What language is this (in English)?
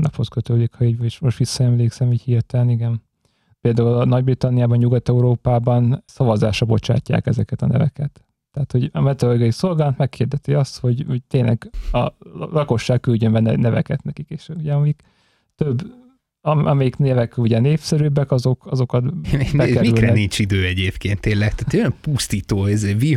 Hungarian